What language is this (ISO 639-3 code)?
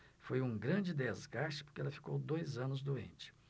por